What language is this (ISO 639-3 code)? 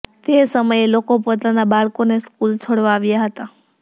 guj